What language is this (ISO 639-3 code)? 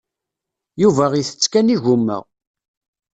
kab